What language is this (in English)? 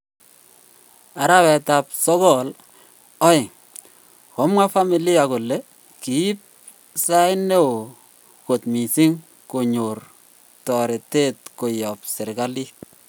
Kalenjin